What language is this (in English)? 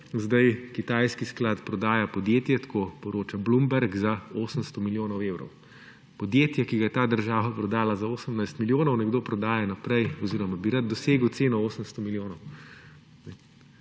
Slovenian